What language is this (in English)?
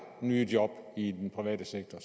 Danish